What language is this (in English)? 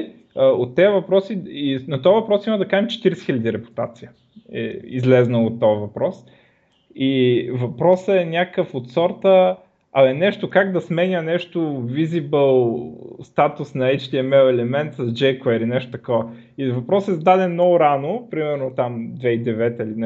Bulgarian